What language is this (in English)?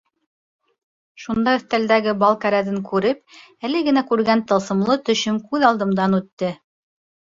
Bashkir